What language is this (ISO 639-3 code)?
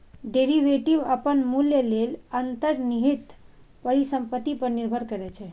mai